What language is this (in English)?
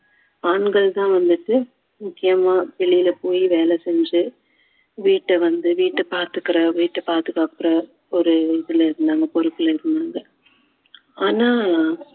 Tamil